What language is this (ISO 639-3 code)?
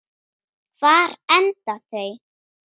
isl